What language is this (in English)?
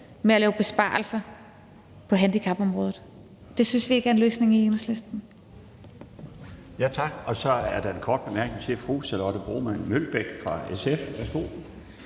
Danish